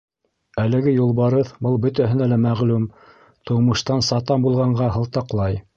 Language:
Bashkir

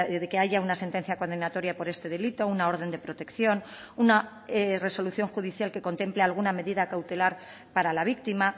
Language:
Spanish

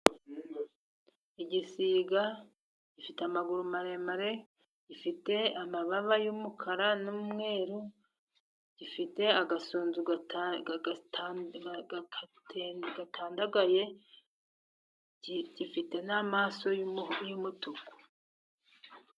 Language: Kinyarwanda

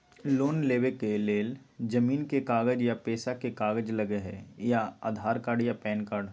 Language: Magahi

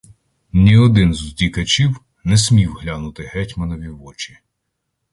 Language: Ukrainian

